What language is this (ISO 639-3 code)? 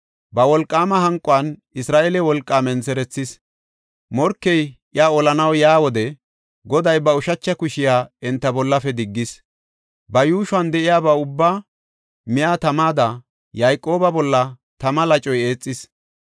gof